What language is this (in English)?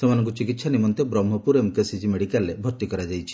Odia